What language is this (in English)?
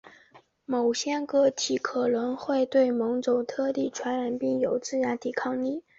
Chinese